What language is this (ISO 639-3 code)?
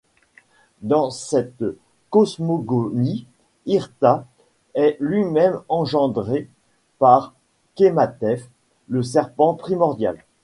fra